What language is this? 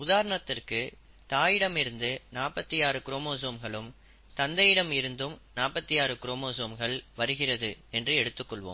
Tamil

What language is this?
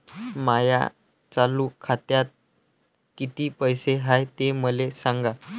Marathi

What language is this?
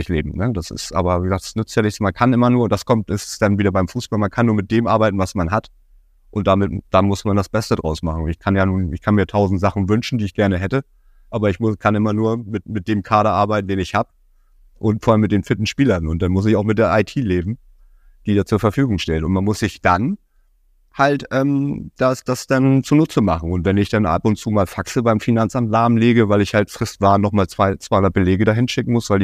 German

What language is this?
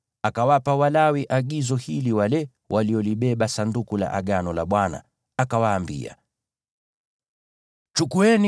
Swahili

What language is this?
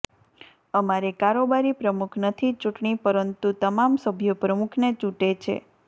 Gujarati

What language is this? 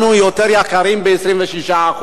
Hebrew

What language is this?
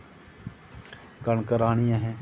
Dogri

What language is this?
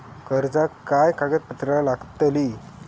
Marathi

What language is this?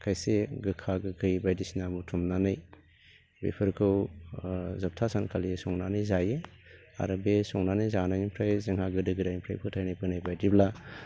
Bodo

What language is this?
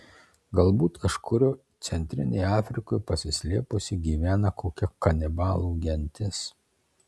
Lithuanian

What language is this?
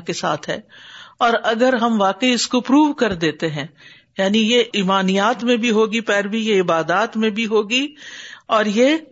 Urdu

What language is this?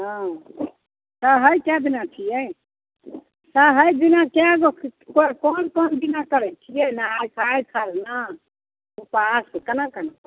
Maithili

